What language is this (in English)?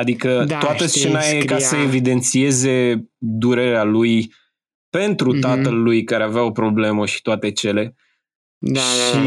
Romanian